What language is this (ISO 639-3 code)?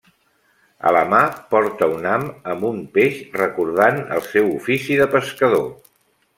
cat